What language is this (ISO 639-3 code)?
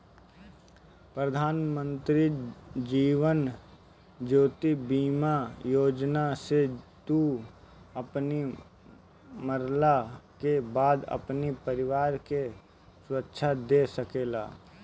bho